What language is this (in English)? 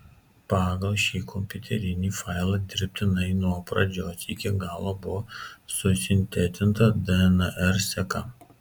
Lithuanian